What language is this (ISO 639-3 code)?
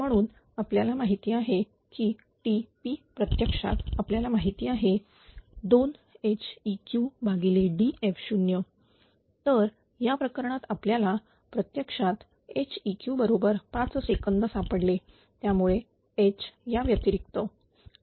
mar